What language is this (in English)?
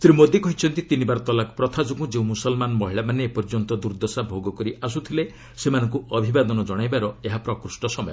Odia